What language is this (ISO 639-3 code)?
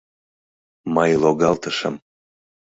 chm